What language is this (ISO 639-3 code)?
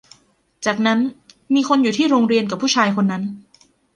tha